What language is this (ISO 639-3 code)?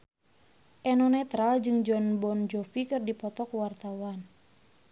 sun